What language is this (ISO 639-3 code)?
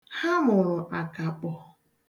ibo